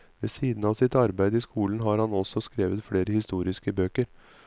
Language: Norwegian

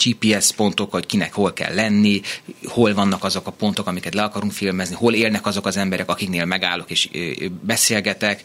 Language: Hungarian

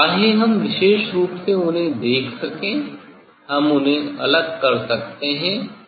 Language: Hindi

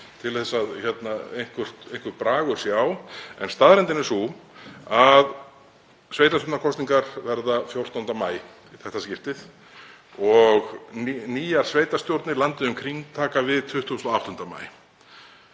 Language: Icelandic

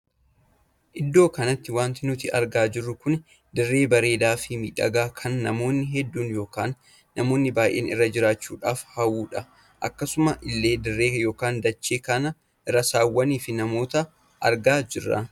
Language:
Oromo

